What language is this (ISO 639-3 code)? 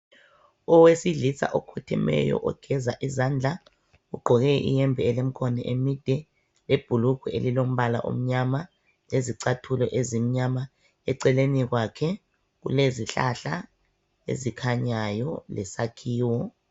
nde